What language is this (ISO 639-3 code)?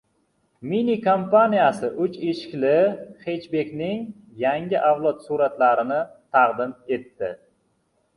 uzb